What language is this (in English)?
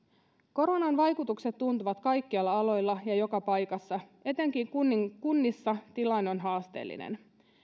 Finnish